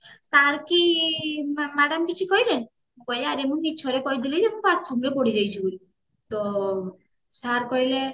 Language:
Odia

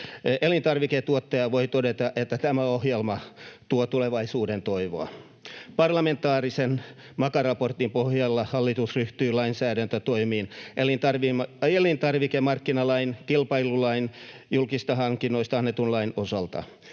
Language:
Finnish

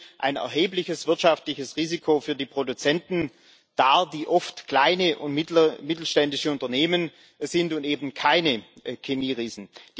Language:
German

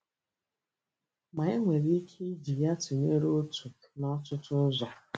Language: Igbo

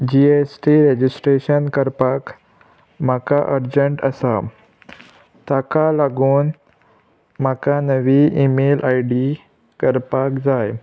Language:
Konkani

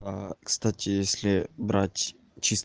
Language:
Russian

